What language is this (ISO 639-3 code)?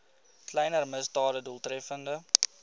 afr